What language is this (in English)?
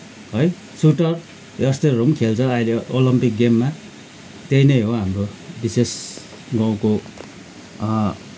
Nepali